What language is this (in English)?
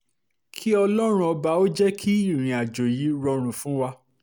Yoruba